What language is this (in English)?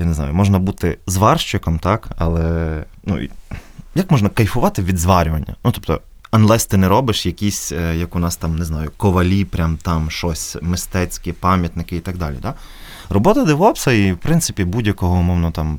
Ukrainian